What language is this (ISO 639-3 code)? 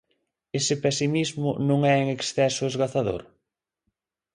glg